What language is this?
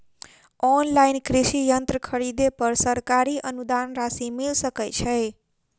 Maithili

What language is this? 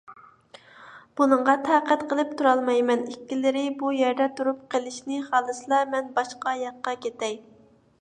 Uyghur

